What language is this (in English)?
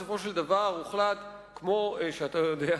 Hebrew